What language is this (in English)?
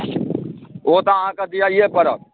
Maithili